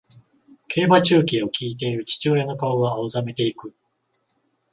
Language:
Japanese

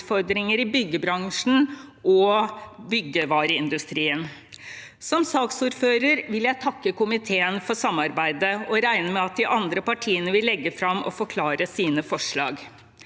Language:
Norwegian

